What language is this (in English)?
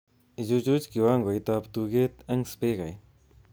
Kalenjin